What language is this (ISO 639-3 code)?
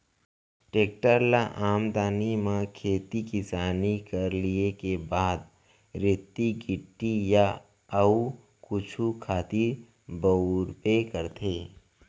hne